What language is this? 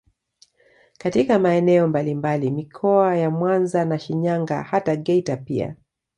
Swahili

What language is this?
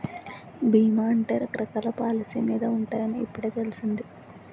Telugu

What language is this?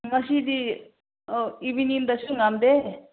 Manipuri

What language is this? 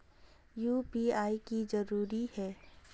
Magahi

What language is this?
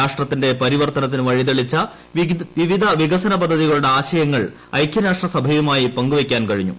Malayalam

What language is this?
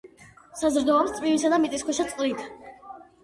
Georgian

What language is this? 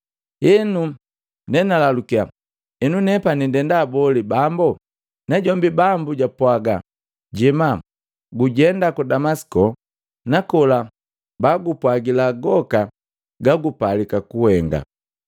Matengo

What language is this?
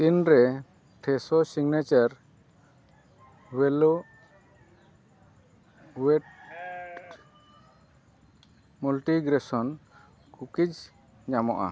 Santali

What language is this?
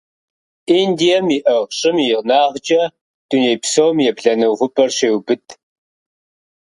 Kabardian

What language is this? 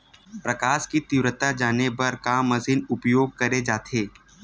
Chhattisgarhi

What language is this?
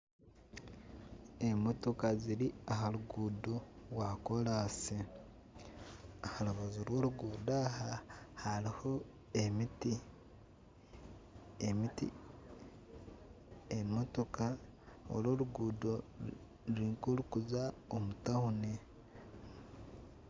Nyankole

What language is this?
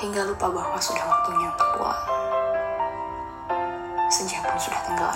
Indonesian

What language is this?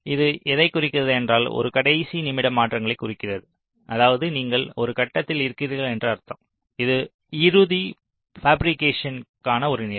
Tamil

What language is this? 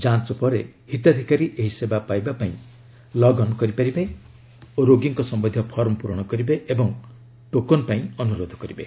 Odia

